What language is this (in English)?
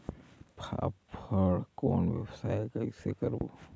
Chhattisgarhi